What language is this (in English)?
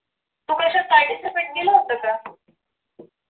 Marathi